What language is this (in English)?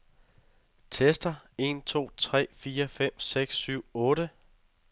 Danish